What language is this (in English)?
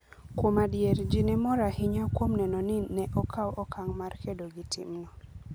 Luo (Kenya and Tanzania)